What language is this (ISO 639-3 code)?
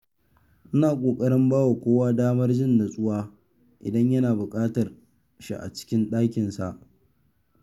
hau